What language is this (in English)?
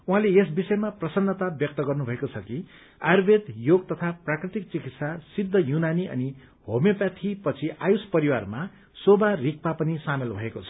Nepali